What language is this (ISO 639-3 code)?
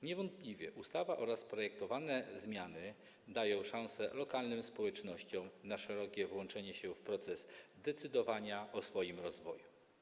pol